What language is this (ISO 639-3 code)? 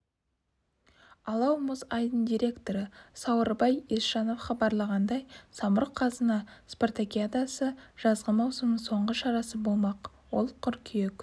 kaz